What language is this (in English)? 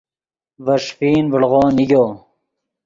Yidgha